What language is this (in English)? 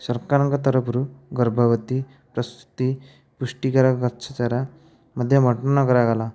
Odia